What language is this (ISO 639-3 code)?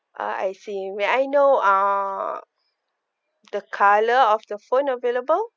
eng